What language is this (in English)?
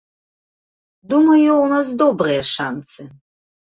Belarusian